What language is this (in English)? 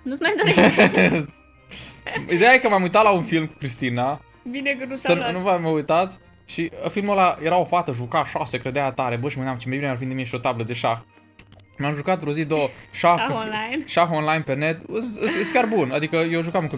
Romanian